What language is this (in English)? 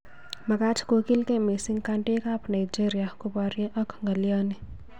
Kalenjin